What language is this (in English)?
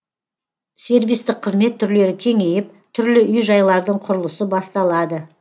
Kazakh